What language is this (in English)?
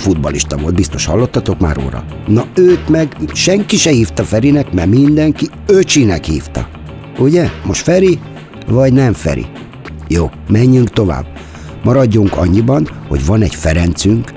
Hungarian